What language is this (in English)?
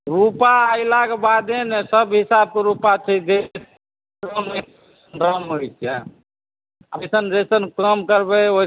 Maithili